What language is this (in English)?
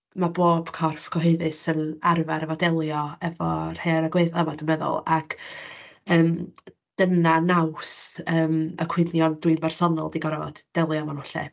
Welsh